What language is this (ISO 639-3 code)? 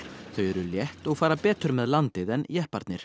isl